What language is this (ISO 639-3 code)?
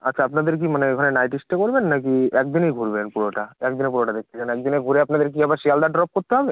ben